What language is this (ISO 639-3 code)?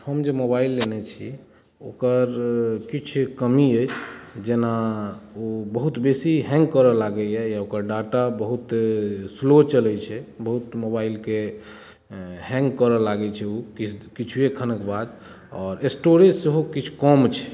mai